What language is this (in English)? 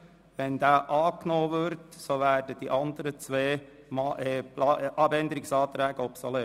Swiss German